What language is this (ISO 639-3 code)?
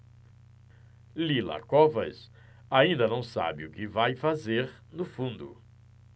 por